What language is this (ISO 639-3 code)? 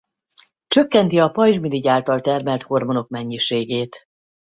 hun